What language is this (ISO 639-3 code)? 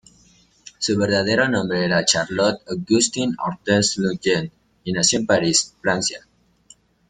spa